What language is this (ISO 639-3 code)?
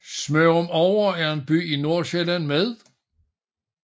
dan